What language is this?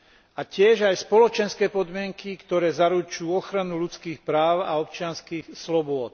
Slovak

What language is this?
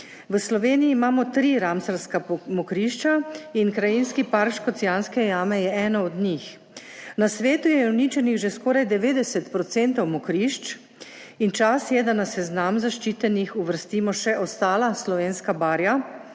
Slovenian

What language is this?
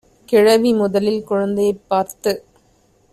Tamil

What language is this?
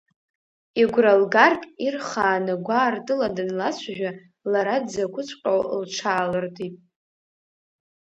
Abkhazian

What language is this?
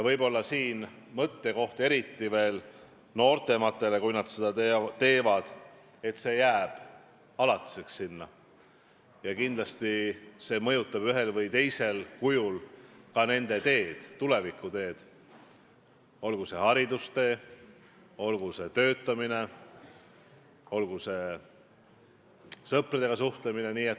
Estonian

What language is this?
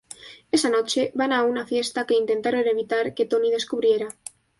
Spanish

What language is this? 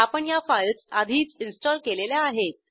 Marathi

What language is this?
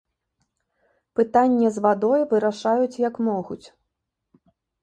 Belarusian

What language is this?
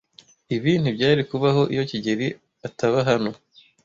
Kinyarwanda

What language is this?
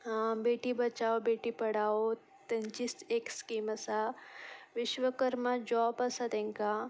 Konkani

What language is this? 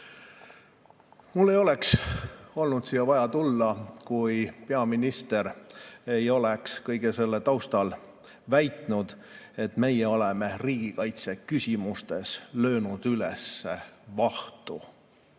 Estonian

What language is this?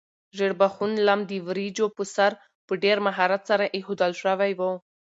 Pashto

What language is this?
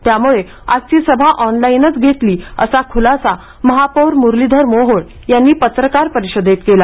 Marathi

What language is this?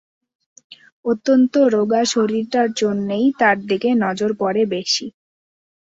Bangla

